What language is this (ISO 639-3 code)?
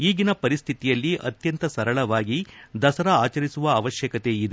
kan